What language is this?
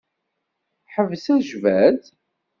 Kabyle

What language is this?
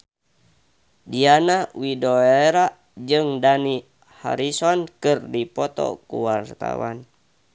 Sundanese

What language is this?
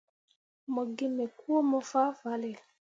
Mundang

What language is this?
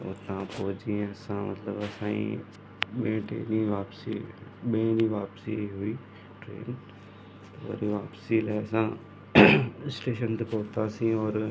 Sindhi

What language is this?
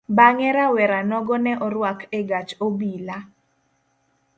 Luo (Kenya and Tanzania)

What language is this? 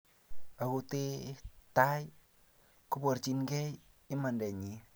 Kalenjin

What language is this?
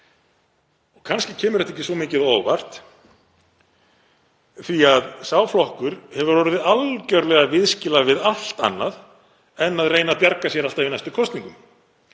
Icelandic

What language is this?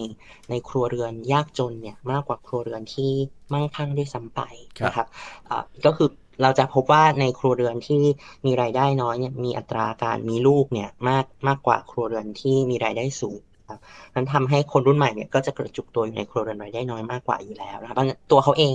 Thai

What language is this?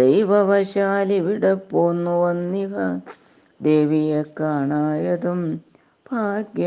Malayalam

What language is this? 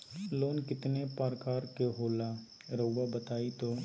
Magahi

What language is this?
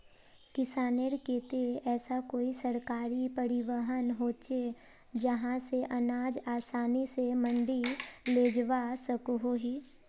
Magahi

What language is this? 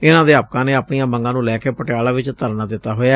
Punjabi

